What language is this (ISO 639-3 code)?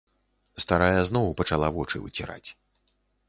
bel